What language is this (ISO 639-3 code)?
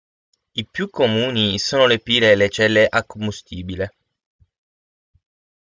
ita